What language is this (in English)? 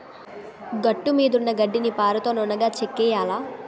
Telugu